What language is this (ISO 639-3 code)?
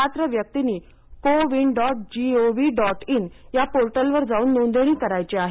mar